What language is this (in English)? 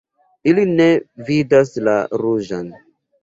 Esperanto